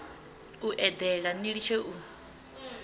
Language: Venda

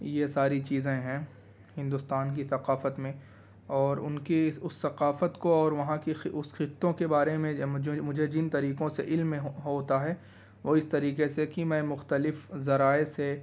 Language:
Urdu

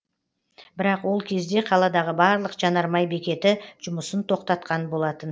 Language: Kazakh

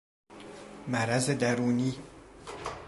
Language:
Persian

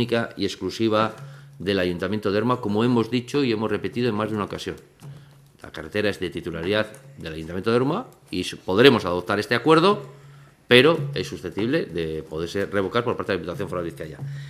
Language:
Spanish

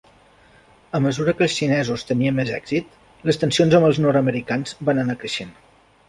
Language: Catalan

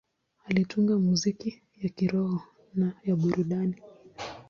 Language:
Swahili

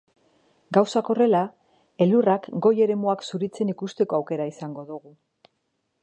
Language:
Basque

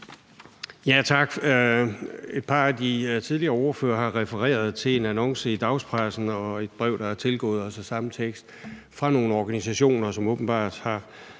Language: Danish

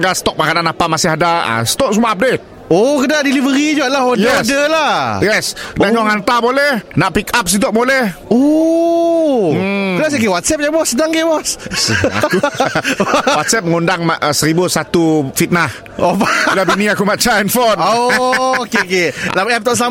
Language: Malay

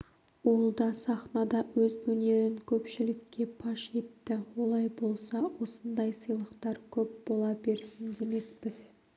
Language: Kazakh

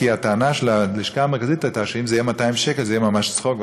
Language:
Hebrew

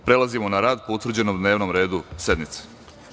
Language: Serbian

